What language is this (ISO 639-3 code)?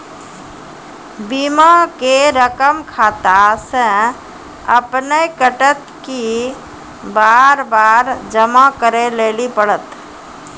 mai